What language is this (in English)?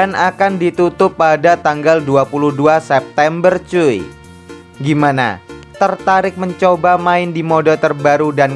Indonesian